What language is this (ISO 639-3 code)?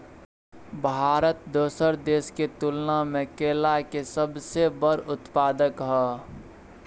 mai